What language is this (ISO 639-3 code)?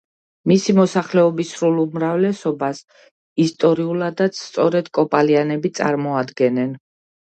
kat